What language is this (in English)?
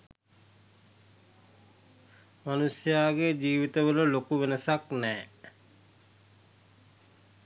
Sinhala